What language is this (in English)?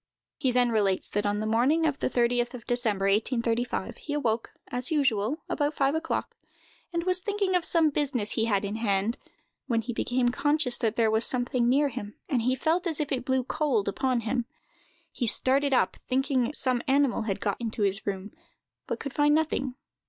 English